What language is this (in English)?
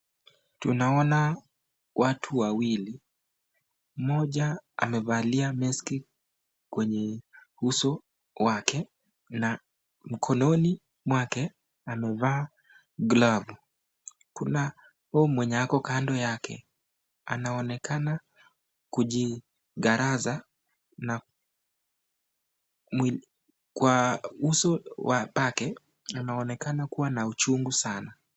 Swahili